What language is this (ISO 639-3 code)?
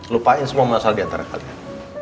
ind